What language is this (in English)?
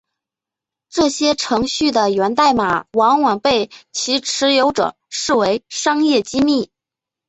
Chinese